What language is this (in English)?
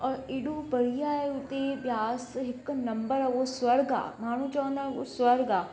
Sindhi